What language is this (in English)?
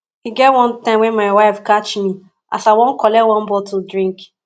Nigerian Pidgin